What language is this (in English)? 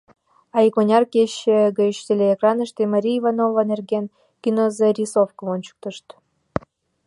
Mari